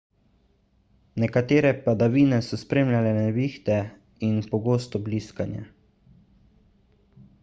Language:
Slovenian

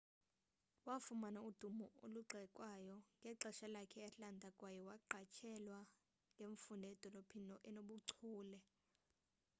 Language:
Xhosa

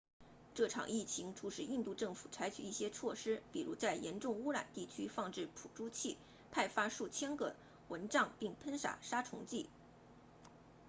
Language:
Chinese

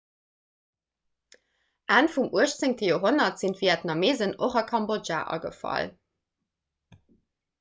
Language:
Luxembourgish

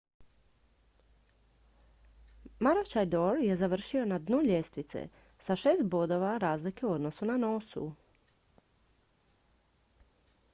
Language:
Croatian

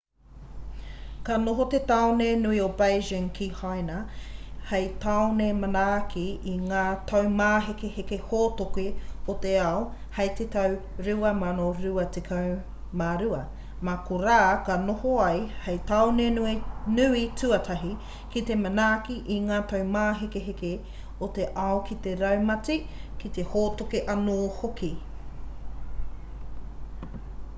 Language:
Māori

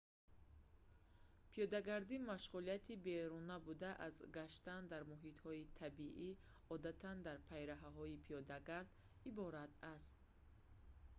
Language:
Tajik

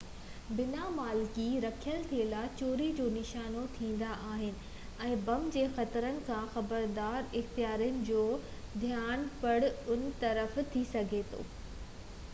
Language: Sindhi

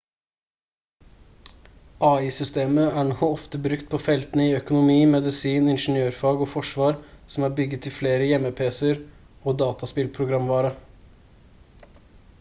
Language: Norwegian Bokmål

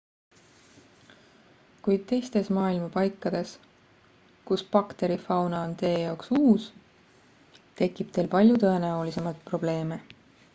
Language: Estonian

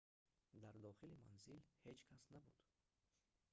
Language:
Tajik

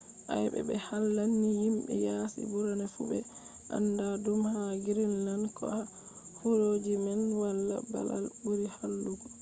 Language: Fula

